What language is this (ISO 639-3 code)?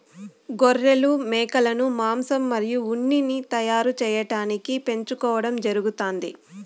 tel